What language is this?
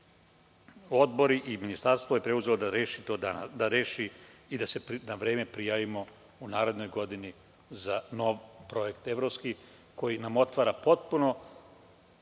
Serbian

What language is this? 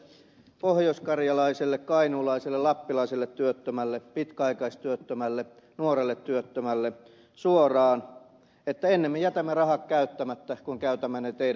Finnish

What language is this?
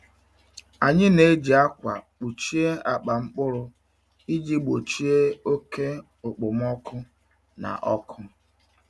Igbo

